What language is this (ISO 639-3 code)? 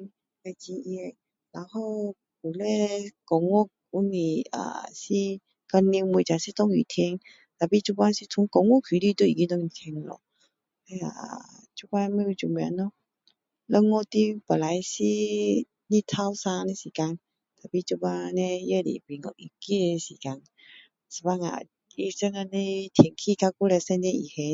cdo